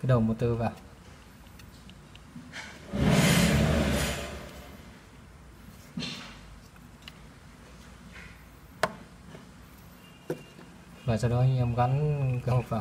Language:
Vietnamese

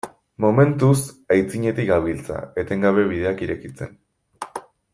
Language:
Basque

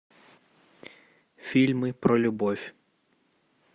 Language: Russian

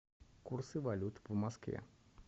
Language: Russian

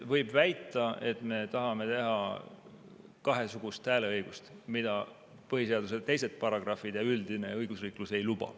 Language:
Estonian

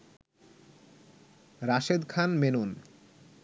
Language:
Bangla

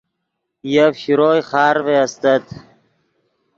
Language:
Yidgha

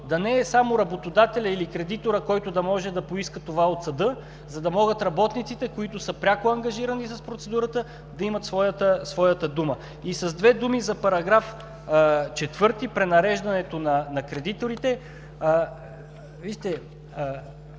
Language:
Bulgarian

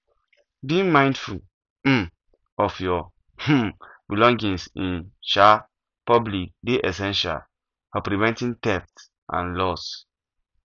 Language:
Nigerian Pidgin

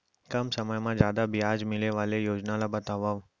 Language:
Chhattisgarhi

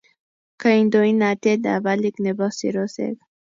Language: Kalenjin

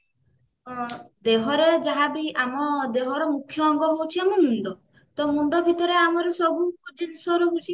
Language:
Odia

